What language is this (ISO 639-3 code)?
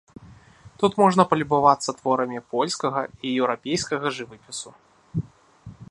bel